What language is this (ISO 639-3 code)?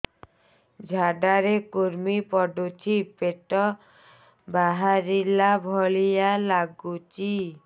ori